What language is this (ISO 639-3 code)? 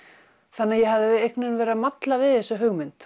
isl